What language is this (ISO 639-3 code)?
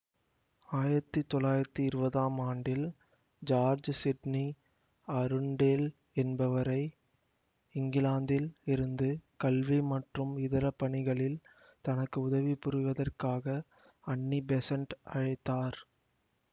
tam